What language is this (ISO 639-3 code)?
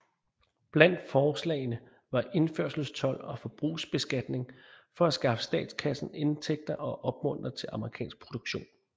dan